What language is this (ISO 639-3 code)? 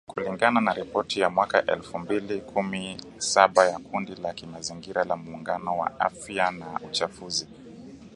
swa